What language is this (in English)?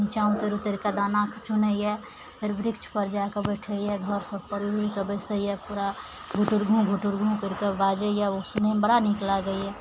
Maithili